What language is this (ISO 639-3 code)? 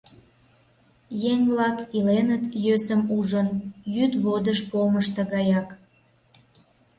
chm